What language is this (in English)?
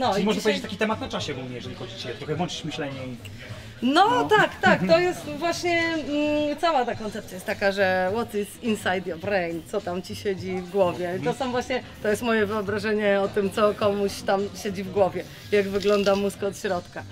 Polish